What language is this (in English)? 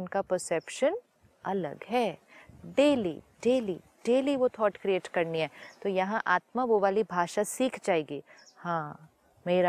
Hindi